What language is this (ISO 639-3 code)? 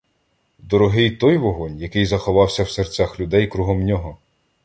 ukr